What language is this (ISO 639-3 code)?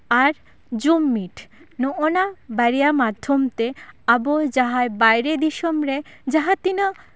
sat